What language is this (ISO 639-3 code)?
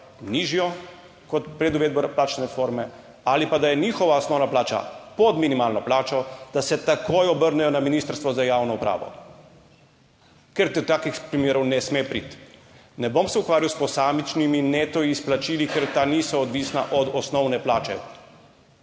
slv